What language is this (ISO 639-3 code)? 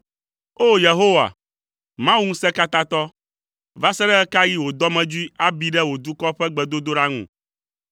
ewe